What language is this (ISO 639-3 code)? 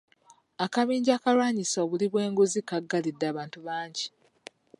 lug